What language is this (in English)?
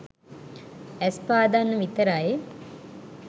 Sinhala